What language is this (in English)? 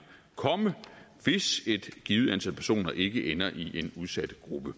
Danish